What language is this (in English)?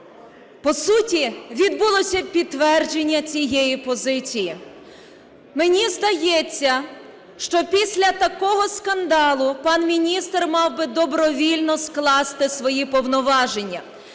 Ukrainian